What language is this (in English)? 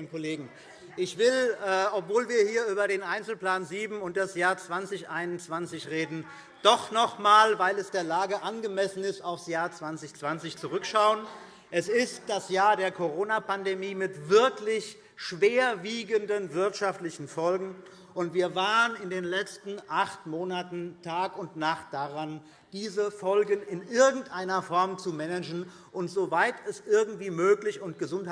German